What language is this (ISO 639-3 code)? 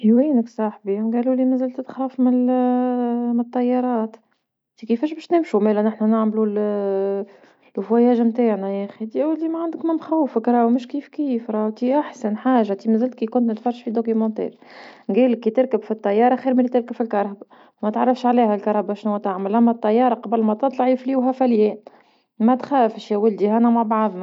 aeb